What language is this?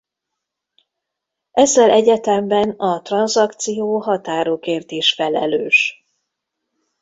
Hungarian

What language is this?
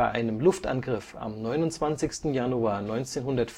German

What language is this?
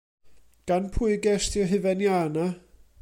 Welsh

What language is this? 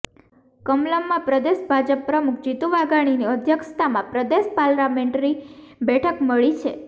Gujarati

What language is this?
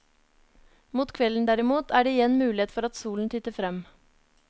Norwegian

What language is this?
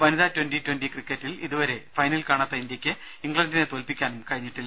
Malayalam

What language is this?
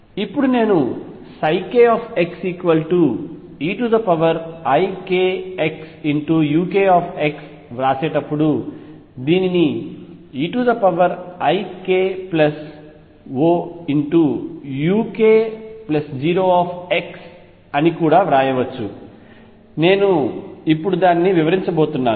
Telugu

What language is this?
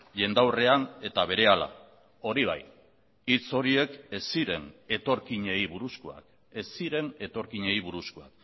Basque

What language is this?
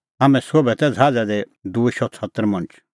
Kullu Pahari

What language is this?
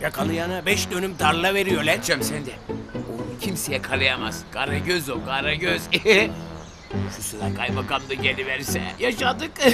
Turkish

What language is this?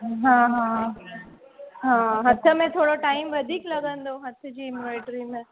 Sindhi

